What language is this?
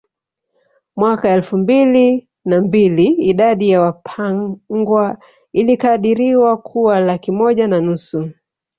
Swahili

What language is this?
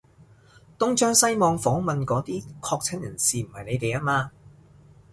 Cantonese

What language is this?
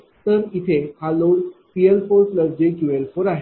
Marathi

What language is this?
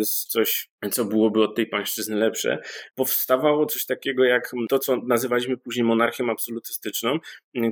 Polish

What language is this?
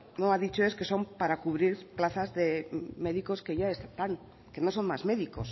Spanish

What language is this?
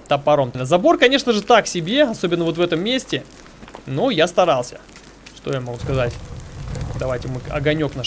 Russian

